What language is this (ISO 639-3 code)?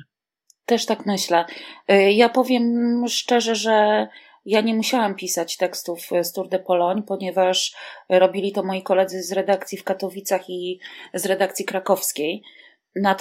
pol